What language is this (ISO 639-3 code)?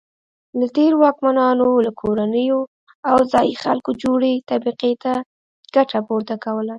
pus